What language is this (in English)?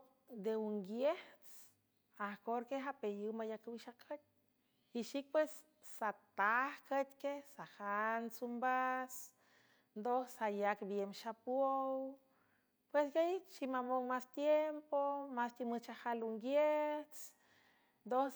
San Francisco Del Mar Huave